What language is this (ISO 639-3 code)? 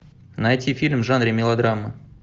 rus